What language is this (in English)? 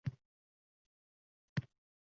Uzbek